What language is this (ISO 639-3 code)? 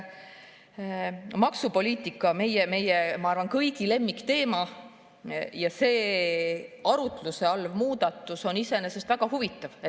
est